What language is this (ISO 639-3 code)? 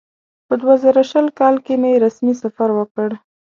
pus